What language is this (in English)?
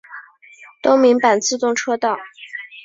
Chinese